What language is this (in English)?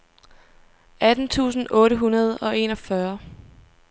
Danish